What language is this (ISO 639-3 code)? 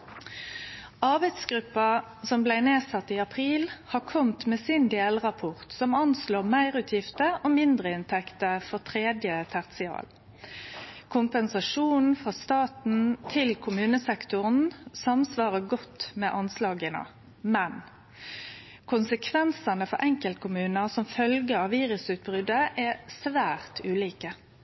nno